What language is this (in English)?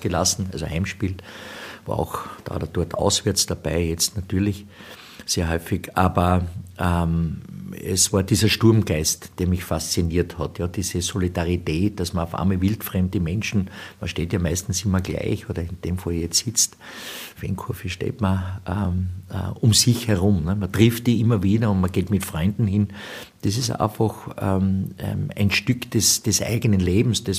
German